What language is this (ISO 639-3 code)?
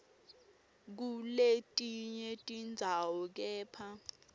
ssw